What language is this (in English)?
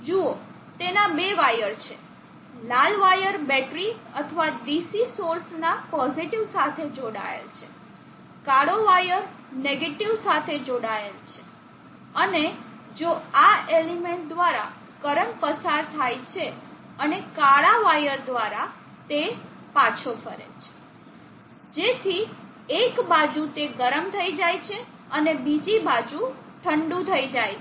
Gujarati